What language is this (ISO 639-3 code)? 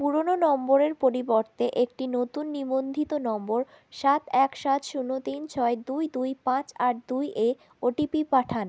ben